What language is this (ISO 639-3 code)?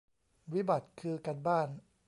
tha